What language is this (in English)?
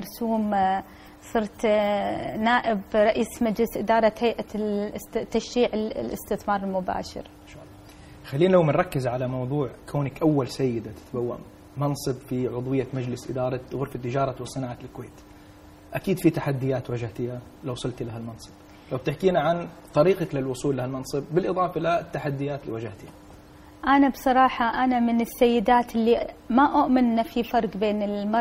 Arabic